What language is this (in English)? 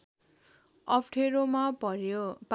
Nepali